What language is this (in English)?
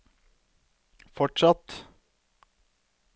Norwegian